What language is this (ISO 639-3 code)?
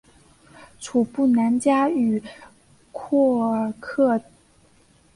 zho